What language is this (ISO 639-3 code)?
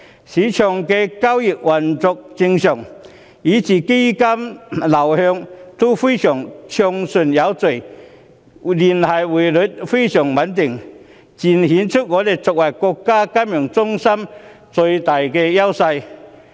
yue